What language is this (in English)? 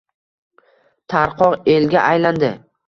Uzbek